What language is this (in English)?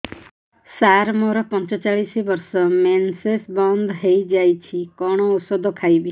Odia